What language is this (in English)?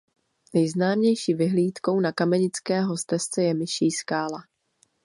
Czech